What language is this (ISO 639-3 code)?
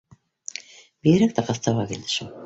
bak